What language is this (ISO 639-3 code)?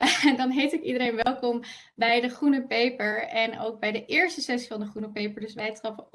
nld